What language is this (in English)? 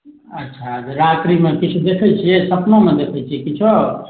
Maithili